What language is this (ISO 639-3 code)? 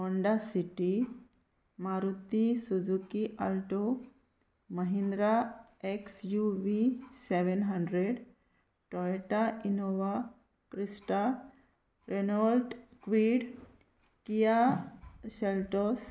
kok